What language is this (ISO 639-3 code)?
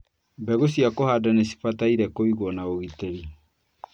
kik